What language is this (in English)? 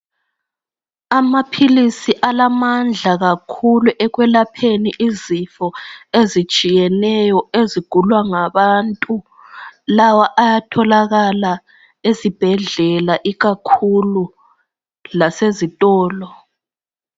North Ndebele